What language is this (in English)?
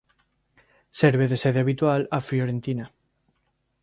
Galician